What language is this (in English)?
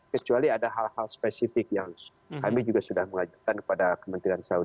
Indonesian